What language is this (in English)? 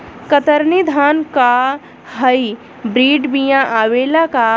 Bhojpuri